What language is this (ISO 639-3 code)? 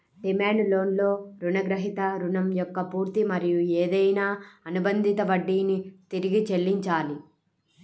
tel